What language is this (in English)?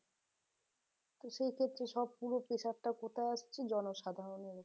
Bangla